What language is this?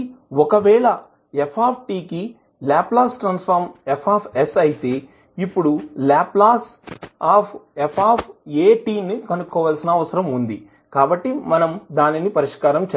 Telugu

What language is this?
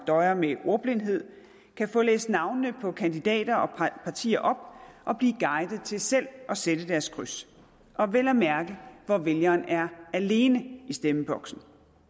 Danish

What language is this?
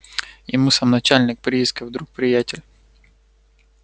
Russian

